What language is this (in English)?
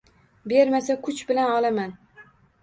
Uzbek